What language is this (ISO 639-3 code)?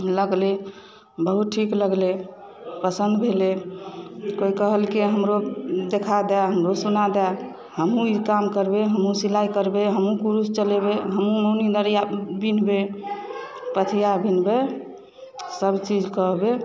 mai